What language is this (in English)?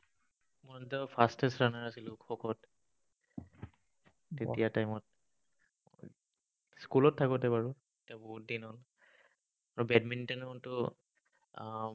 Assamese